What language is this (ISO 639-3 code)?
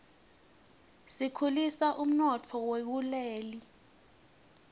ssw